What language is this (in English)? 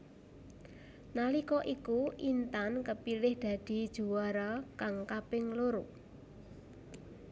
Javanese